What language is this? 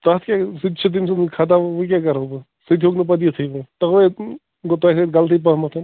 Kashmiri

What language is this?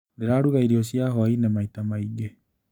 Kikuyu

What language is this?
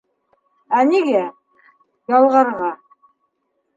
Bashkir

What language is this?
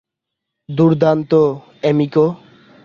Bangla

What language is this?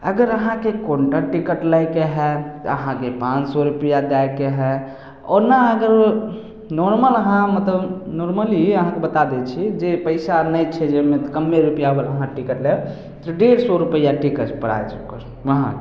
Maithili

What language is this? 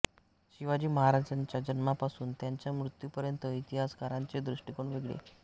Marathi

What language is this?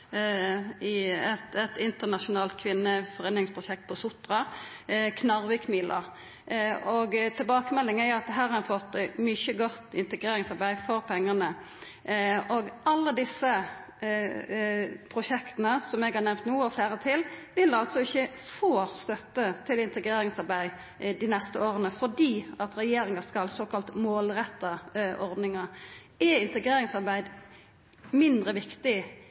Norwegian Nynorsk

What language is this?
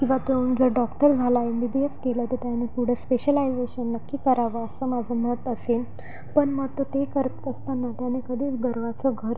Marathi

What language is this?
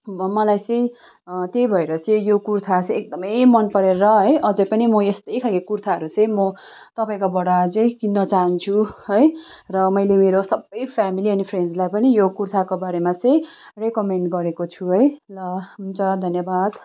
Nepali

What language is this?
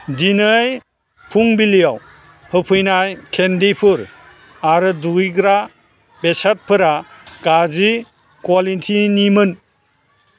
Bodo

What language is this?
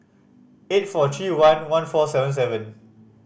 English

